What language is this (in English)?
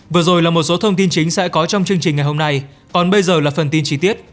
Vietnamese